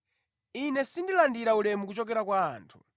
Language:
Nyanja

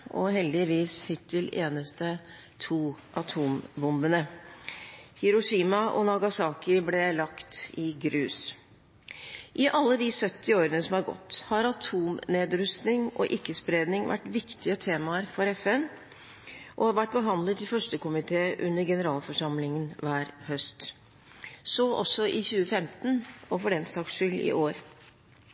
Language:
Norwegian Bokmål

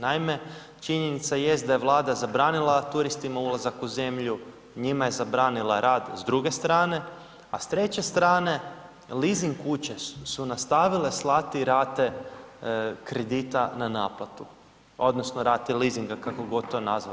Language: Croatian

